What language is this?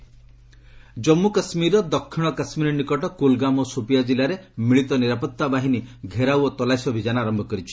Odia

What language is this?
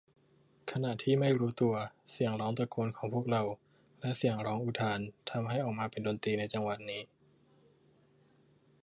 Thai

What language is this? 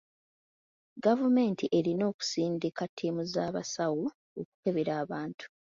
Ganda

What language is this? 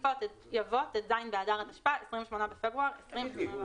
Hebrew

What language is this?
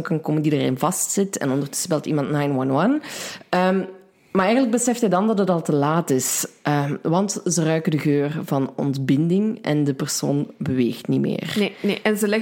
Dutch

